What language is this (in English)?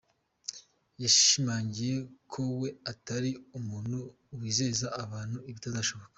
Kinyarwanda